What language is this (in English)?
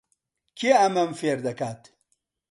Central Kurdish